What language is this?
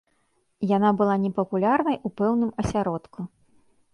Belarusian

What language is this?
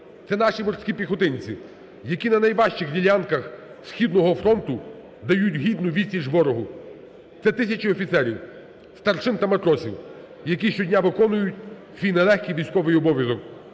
Ukrainian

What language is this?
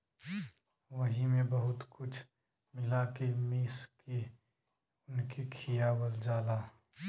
Bhojpuri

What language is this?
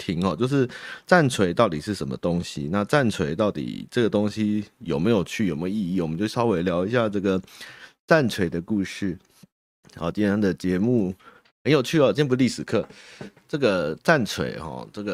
Chinese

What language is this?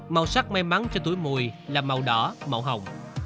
Vietnamese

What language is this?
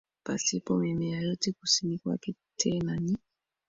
Swahili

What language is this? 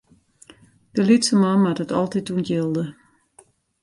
Western Frisian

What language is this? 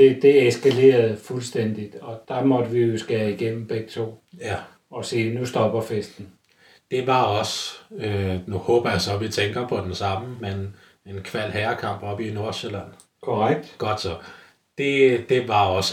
Danish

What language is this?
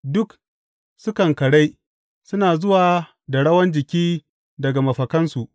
Hausa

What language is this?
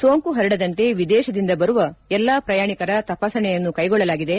Kannada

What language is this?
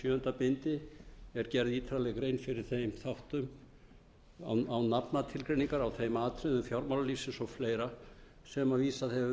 Icelandic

